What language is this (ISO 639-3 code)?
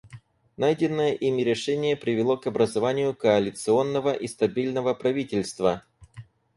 rus